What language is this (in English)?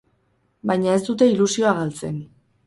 Basque